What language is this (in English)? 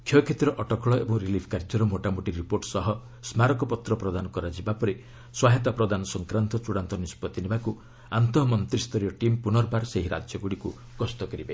Odia